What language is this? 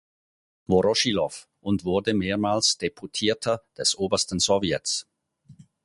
German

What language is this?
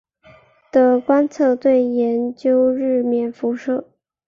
Chinese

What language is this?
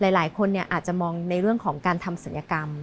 Thai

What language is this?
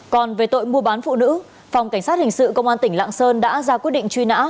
Vietnamese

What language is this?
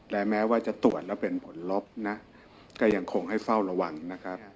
Thai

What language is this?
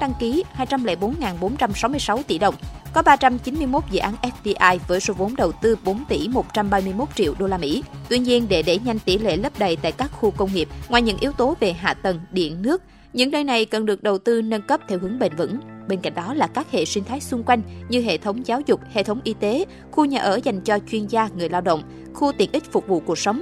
Vietnamese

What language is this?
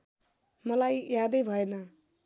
Nepali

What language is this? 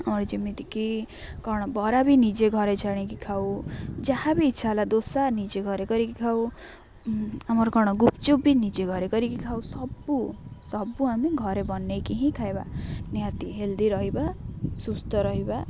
Odia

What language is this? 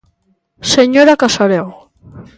Galician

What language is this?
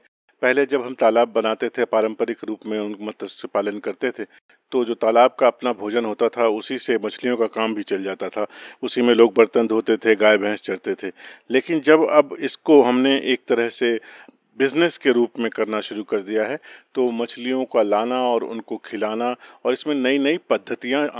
Hindi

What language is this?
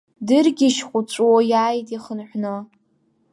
Abkhazian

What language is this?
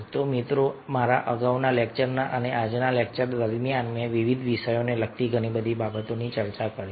Gujarati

